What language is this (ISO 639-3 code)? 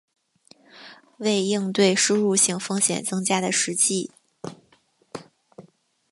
zho